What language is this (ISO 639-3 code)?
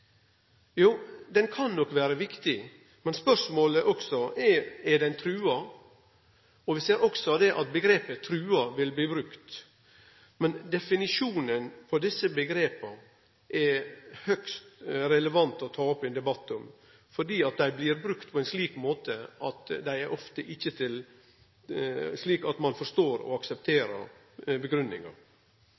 nno